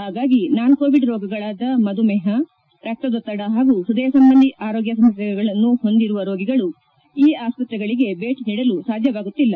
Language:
Kannada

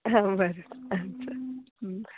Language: Konkani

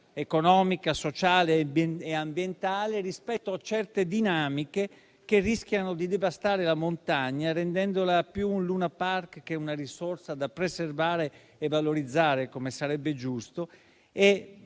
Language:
Italian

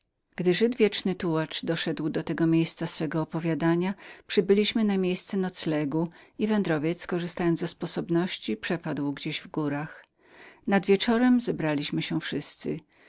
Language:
Polish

